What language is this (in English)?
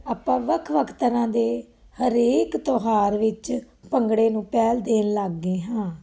Punjabi